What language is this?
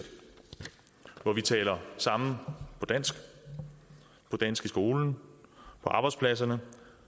Danish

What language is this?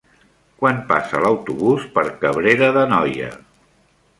Catalan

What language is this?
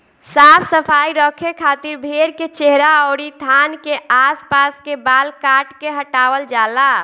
Bhojpuri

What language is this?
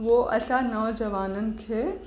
Sindhi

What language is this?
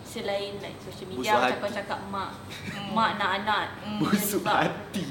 Malay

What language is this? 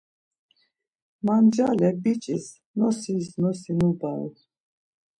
Laz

